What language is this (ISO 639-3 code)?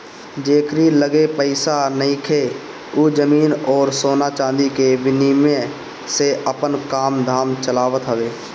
bho